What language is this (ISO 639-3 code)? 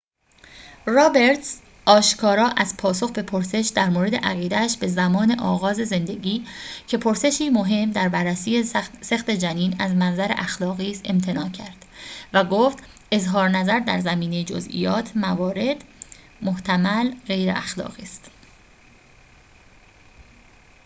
fas